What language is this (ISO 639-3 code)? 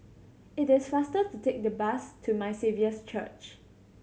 eng